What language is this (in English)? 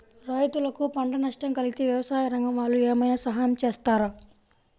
Telugu